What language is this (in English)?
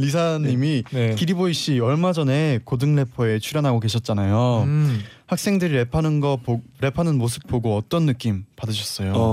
Korean